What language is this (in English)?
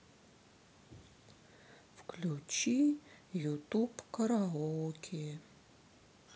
Russian